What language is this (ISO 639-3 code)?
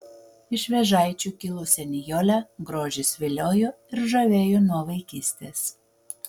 lit